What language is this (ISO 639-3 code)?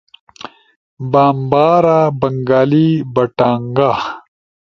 ush